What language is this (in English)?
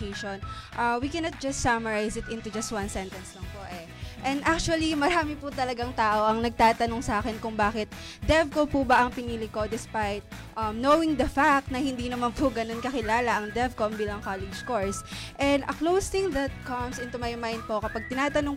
Filipino